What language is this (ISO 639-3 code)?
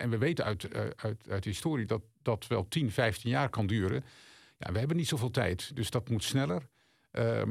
nld